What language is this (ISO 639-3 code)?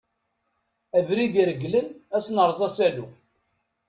kab